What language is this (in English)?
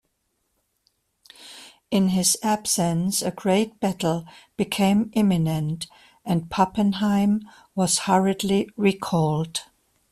English